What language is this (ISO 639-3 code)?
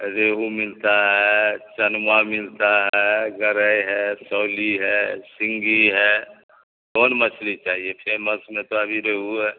urd